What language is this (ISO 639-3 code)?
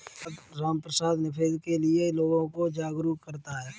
hin